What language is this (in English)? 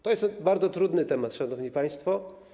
Polish